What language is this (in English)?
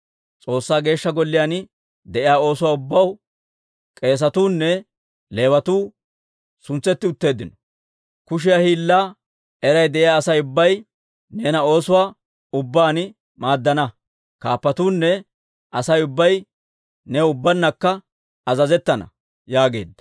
Dawro